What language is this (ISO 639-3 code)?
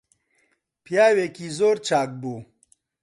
ckb